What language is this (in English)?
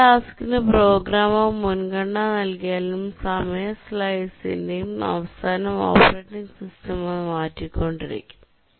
Malayalam